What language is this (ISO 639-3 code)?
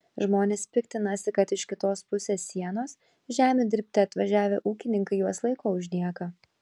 lit